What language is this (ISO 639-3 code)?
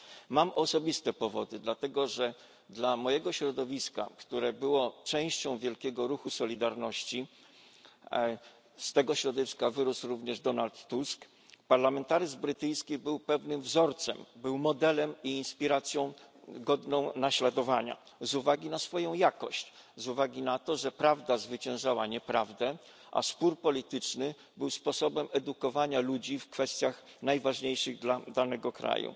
pol